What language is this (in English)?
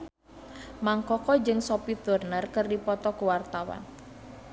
Sundanese